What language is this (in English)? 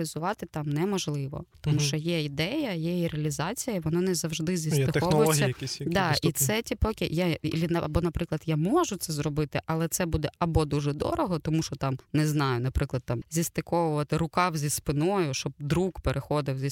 Ukrainian